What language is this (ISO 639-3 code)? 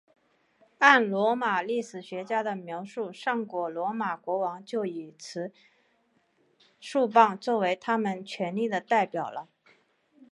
zho